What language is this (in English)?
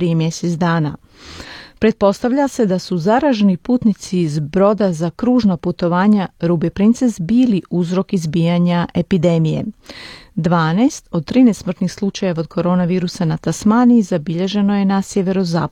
Croatian